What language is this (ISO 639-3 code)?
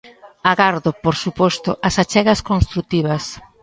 glg